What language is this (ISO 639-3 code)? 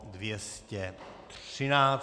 ces